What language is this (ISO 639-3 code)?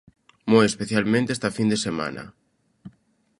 glg